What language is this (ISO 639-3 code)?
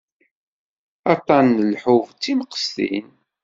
kab